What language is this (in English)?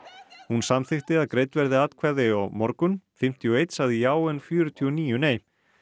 Icelandic